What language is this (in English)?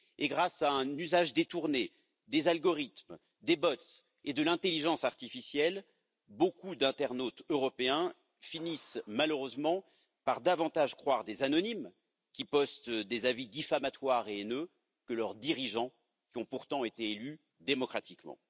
French